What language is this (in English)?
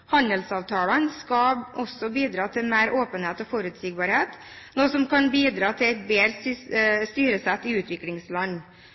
Norwegian Bokmål